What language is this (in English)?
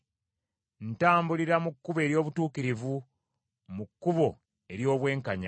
Ganda